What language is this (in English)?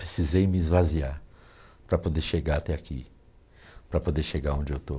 Portuguese